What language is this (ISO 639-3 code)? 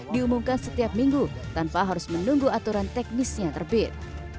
ind